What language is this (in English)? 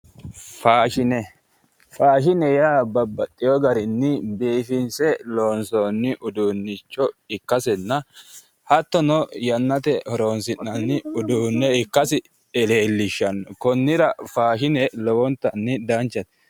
Sidamo